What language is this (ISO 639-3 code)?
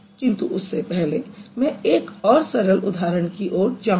hin